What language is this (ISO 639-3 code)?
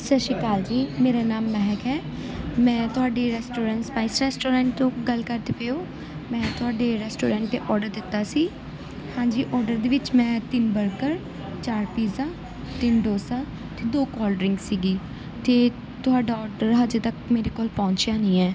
pan